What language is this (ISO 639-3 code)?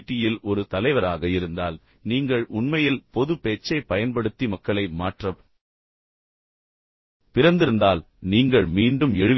tam